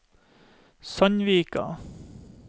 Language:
Norwegian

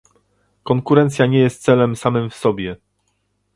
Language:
Polish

